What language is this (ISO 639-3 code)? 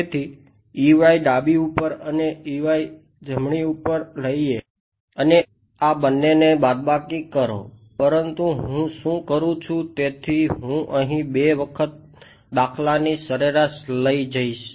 guj